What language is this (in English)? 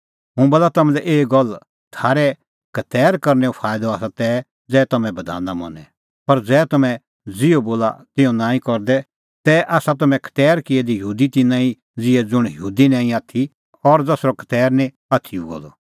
Kullu Pahari